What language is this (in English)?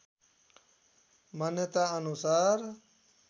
Nepali